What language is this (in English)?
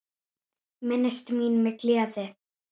Icelandic